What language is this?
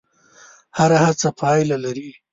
Pashto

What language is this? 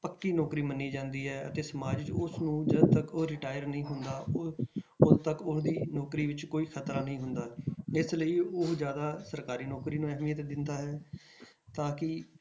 Punjabi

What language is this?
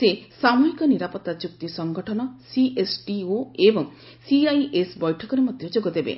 Odia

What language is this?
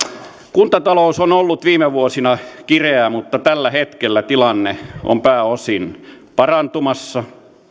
Finnish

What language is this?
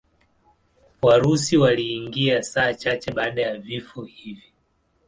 Swahili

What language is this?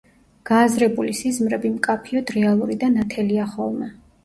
Georgian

